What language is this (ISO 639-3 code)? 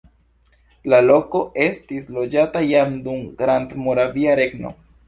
epo